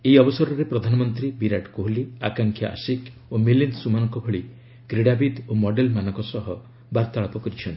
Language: Odia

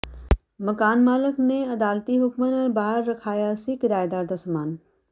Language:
Punjabi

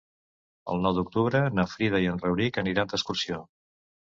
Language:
Catalan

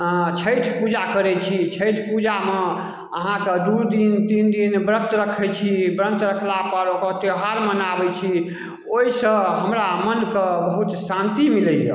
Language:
Maithili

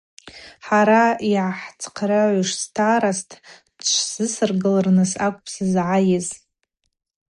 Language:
Abaza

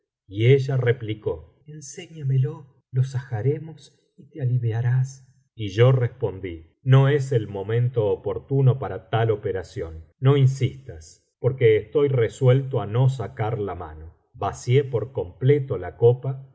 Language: Spanish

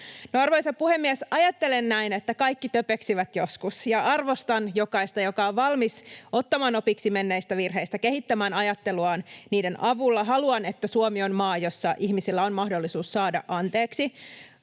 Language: Finnish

